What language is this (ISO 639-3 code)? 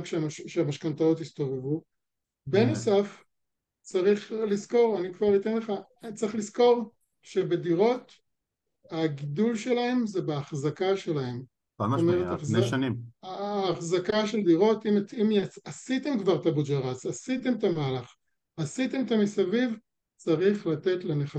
heb